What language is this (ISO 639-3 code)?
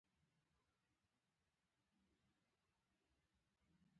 pus